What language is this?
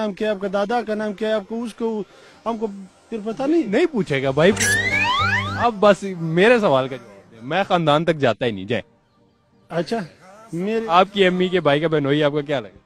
Romanian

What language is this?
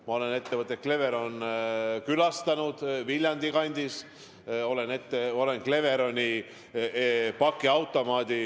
Estonian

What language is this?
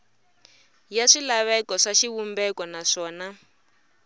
Tsonga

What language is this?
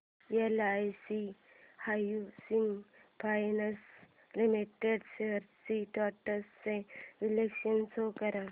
Marathi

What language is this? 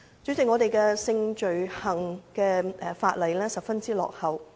Cantonese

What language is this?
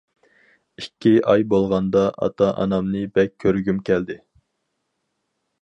Uyghur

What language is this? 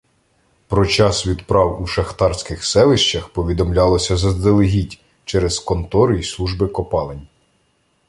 Ukrainian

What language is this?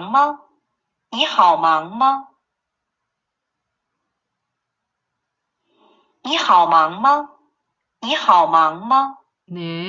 Korean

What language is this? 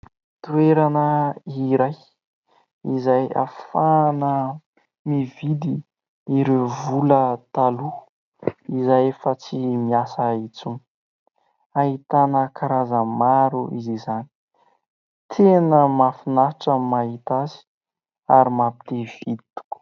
Malagasy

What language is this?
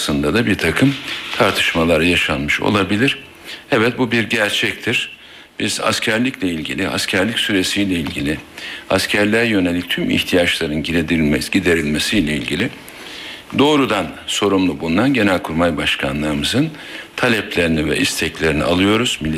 Turkish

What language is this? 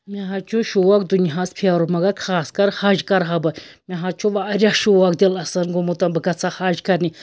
Kashmiri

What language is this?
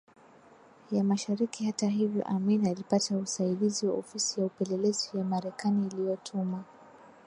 Swahili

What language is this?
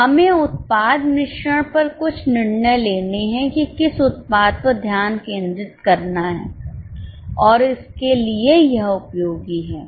Hindi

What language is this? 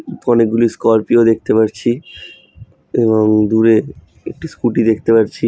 Bangla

